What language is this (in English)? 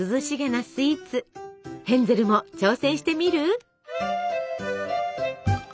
Japanese